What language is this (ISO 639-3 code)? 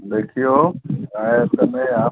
mai